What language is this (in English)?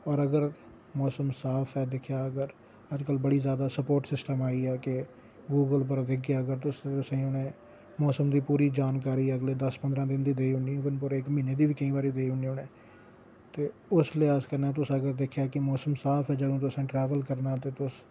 Dogri